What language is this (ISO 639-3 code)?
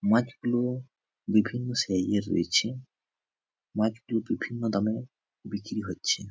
ben